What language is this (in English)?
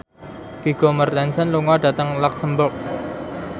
Javanese